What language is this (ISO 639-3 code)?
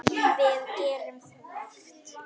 isl